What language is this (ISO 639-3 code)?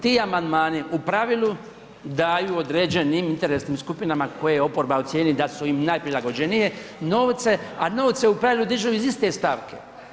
hrv